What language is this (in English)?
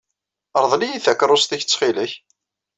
Kabyle